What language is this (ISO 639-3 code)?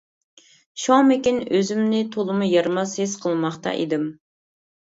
uig